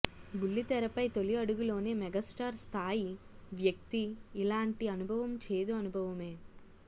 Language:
Telugu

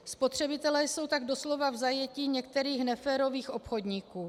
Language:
Czech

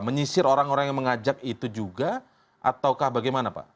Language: Indonesian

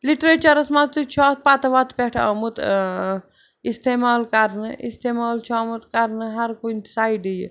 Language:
Kashmiri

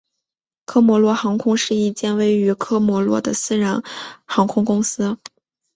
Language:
Chinese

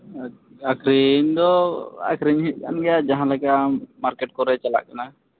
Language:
Santali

